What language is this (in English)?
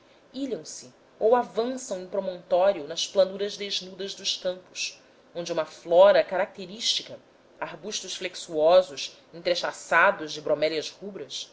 Portuguese